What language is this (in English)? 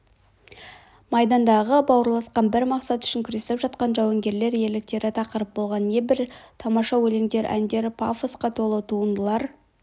Kazakh